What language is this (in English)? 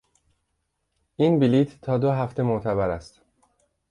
Persian